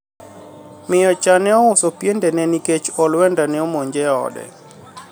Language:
Luo (Kenya and Tanzania)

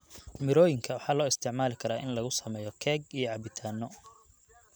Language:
Somali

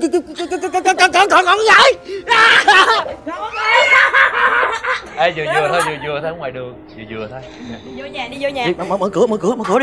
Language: Vietnamese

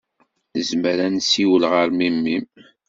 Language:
Kabyle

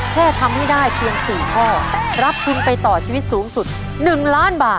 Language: Thai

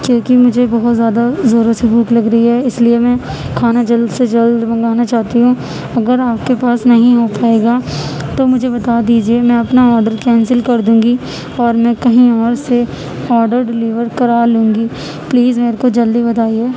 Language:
Urdu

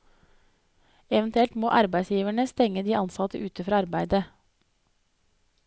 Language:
Norwegian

